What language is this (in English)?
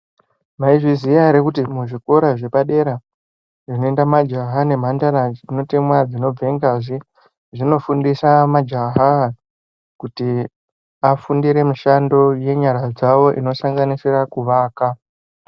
Ndau